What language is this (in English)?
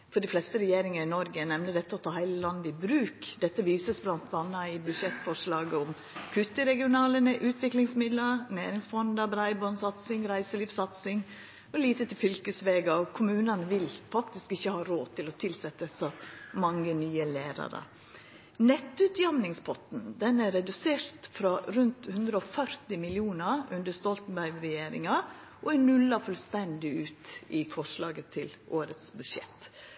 Norwegian Nynorsk